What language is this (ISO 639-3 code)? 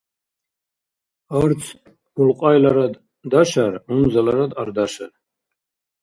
dar